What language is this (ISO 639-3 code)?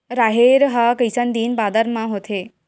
hne